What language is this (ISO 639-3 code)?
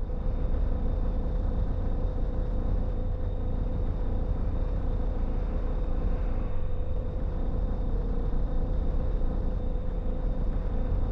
rus